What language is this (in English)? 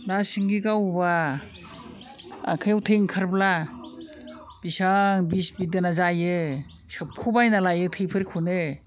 Bodo